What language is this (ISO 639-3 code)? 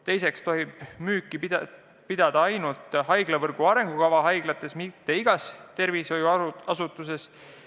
est